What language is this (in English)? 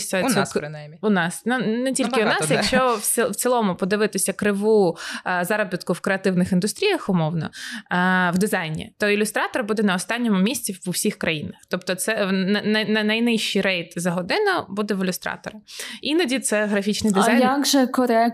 Ukrainian